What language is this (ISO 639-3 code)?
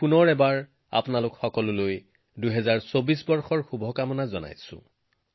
asm